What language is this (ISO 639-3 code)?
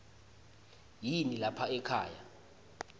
ssw